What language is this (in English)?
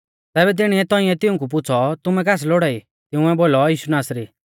Mahasu Pahari